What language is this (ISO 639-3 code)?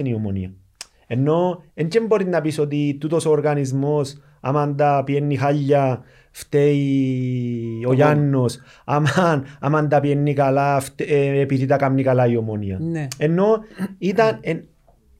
ell